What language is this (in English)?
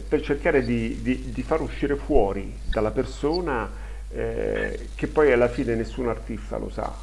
Italian